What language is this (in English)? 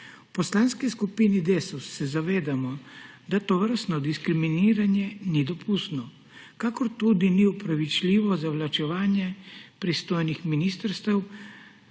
Slovenian